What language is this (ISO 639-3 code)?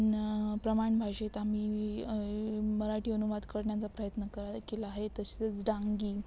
mar